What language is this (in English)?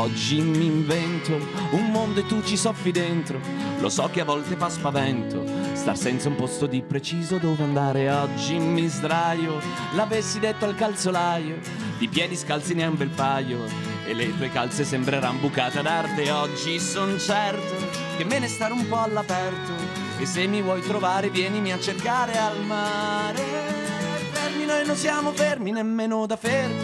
Italian